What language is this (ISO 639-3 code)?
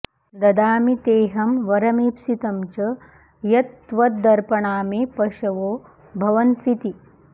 san